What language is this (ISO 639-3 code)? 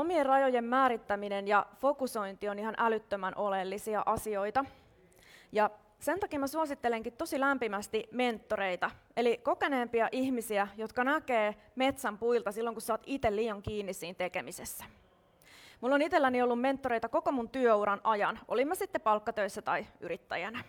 fin